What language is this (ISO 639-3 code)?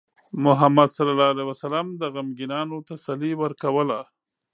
pus